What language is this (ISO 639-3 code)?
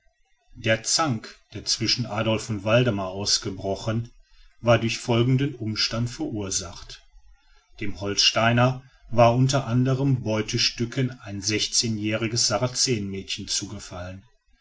deu